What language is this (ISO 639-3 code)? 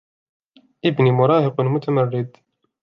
ara